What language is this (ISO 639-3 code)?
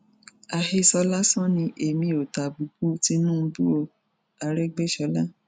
yor